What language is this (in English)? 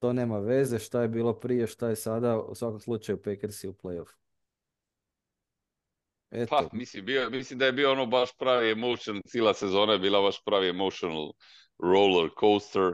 Croatian